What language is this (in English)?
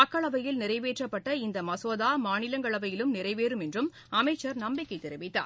Tamil